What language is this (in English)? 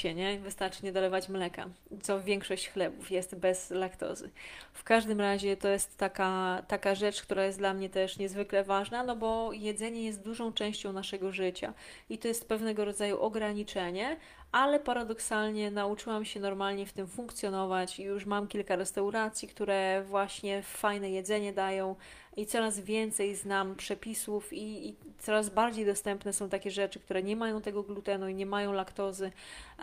Polish